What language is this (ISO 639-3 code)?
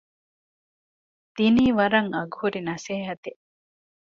div